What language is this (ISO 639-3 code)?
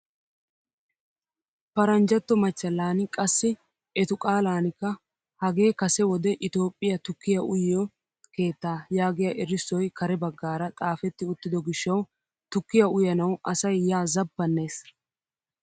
wal